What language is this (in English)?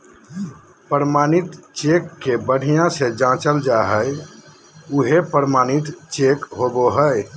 Magahi